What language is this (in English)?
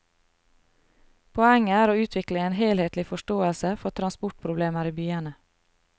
Norwegian